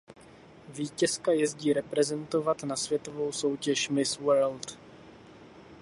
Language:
Czech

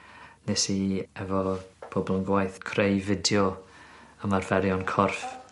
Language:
Welsh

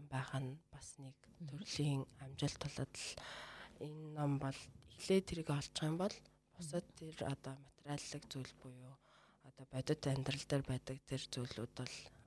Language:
Russian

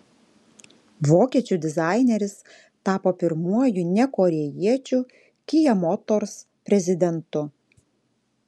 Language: Lithuanian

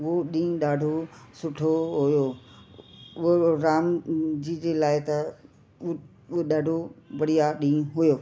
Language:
Sindhi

